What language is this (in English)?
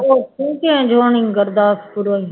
Punjabi